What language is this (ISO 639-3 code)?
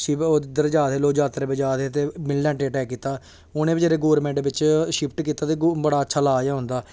doi